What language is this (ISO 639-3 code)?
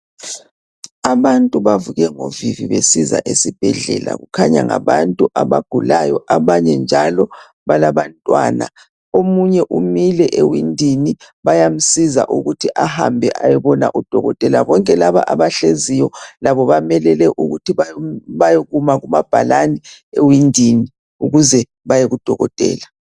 nde